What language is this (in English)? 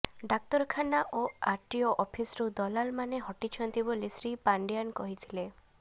Odia